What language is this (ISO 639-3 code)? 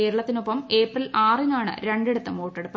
mal